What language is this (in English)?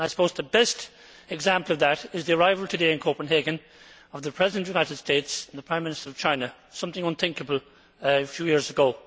English